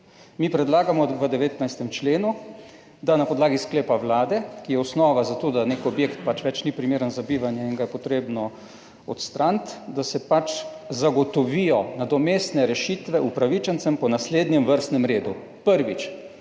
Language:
Slovenian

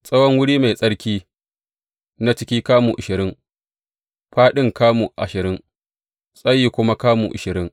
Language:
Hausa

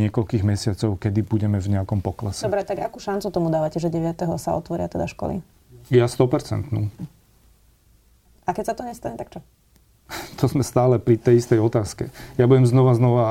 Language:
Slovak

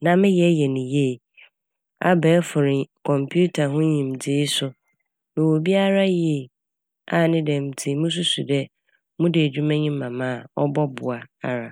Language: Akan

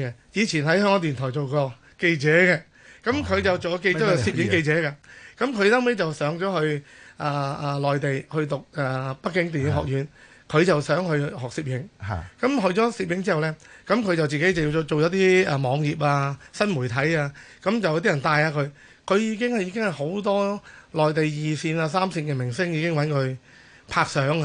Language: Chinese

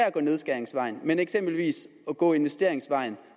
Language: Danish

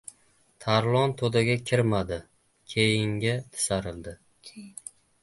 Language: Uzbek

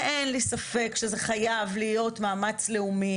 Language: Hebrew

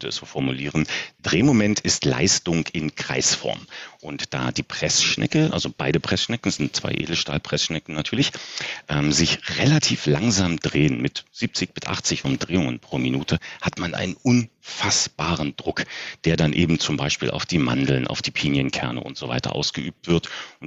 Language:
German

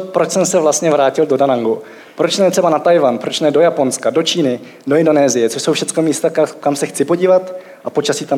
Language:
Czech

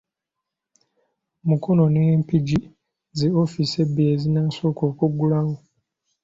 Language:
Ganda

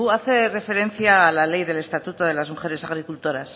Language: Spanish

